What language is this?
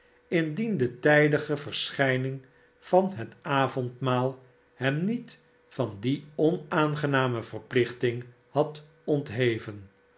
Dutch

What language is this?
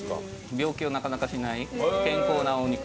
Japanese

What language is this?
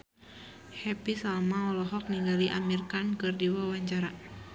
Sundanese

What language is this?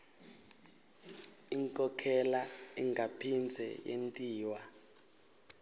Swati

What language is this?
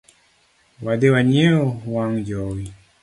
Luo (Kenya and Tanzania)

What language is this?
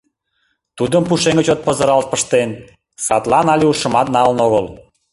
Mari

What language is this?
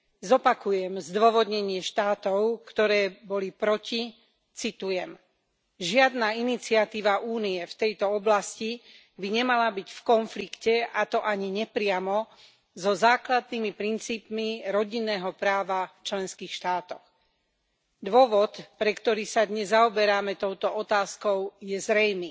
Slovak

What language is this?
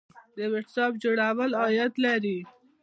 Pashto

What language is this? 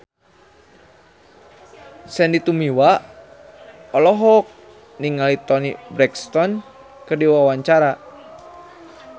Sundanese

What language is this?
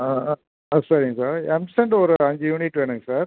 Tamil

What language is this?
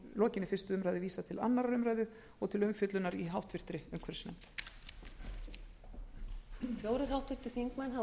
Icelandic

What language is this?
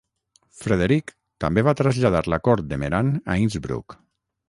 Catalan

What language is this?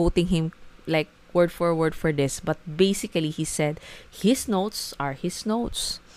Filipino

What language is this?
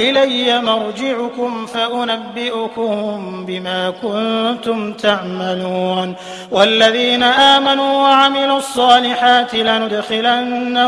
Arabic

